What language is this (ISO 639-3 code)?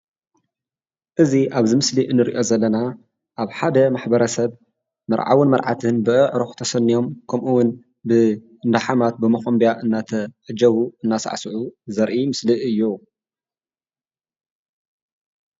tir